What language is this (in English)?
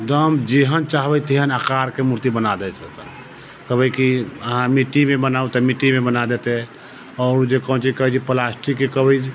Maithili